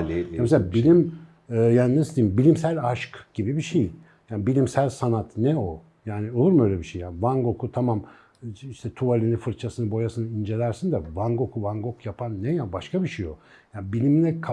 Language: Turkish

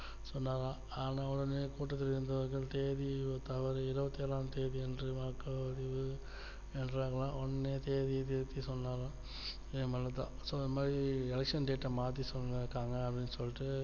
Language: Tamil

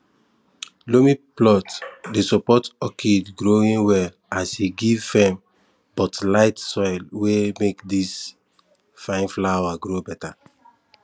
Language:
Nigerian Pidgin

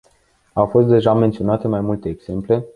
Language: Romanian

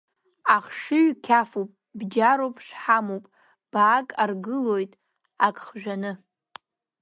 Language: Abkhazian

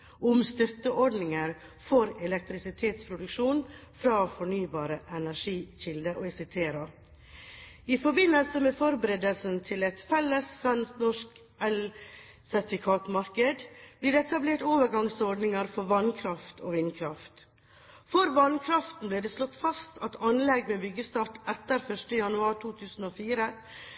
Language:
Norwegian Bokmål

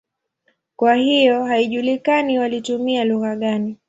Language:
Swahili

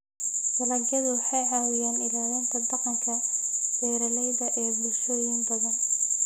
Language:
Somali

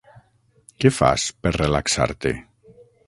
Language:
Catalan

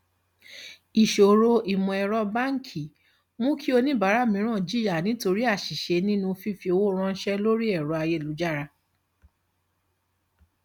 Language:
Yoruba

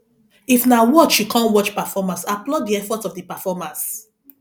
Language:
Nigerian Pidgin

